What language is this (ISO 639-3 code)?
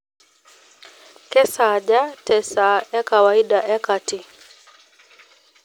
mas